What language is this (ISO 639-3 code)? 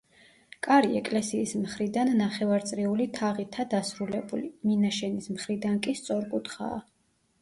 kat